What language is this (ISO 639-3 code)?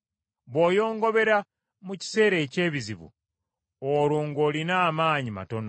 lug